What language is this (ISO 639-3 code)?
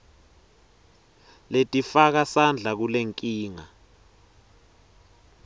ssw